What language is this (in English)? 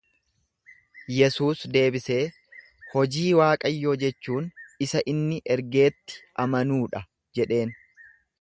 Oromo